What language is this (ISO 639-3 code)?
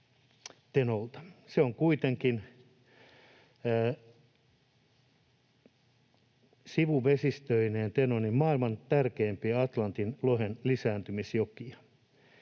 fin